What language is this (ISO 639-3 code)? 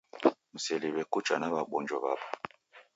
dav